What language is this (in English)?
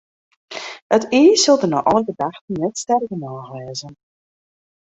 Western Frisian